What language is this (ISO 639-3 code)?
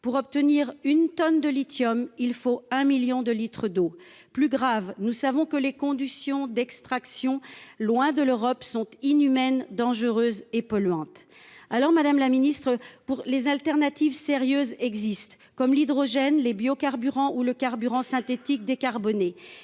fra